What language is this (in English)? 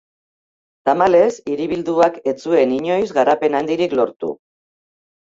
Basque